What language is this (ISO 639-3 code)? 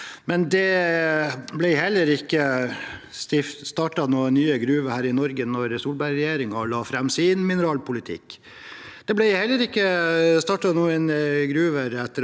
nor